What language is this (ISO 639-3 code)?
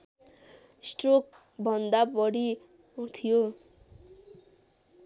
nep